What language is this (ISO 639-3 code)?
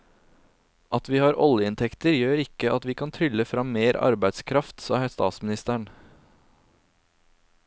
nor